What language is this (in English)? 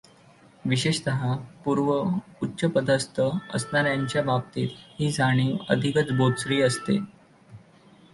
Marathi